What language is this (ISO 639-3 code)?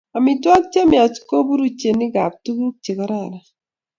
kln